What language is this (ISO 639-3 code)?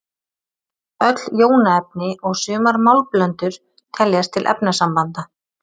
isl